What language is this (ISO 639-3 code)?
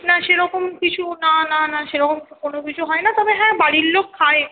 ben